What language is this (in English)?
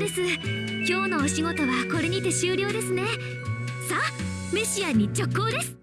Japanese